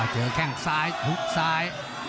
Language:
Thai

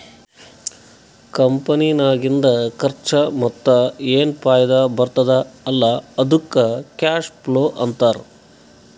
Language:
Kannada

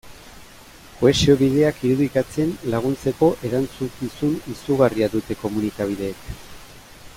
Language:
Basque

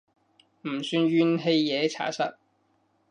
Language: Cantonese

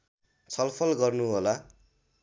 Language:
Nepali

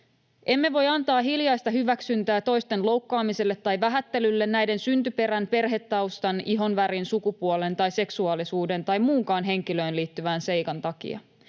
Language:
Finnish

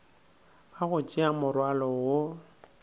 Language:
Northern Sotho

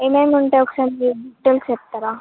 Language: Telugu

